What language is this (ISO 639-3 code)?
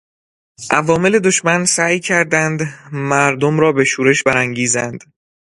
fas